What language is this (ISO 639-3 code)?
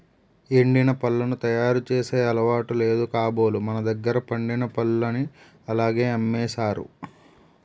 tel